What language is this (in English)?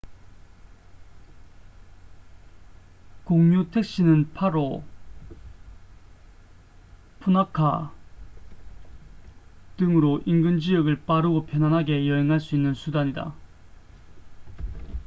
Korean